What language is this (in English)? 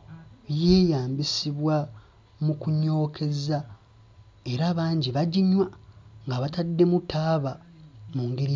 Ganda